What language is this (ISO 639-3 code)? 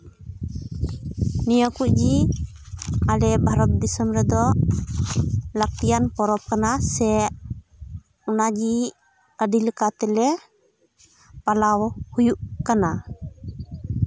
sat